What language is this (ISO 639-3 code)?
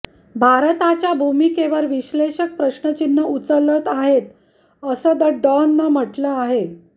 mar